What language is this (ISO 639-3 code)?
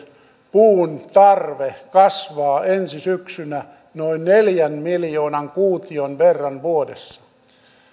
fin